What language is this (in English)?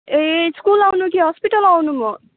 Nepali